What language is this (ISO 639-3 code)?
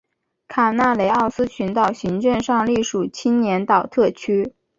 zho